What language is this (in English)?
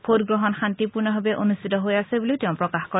Assamese